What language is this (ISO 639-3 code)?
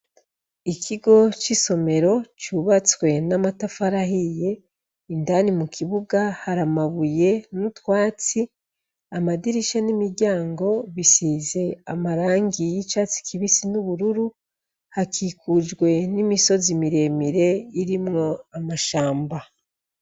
run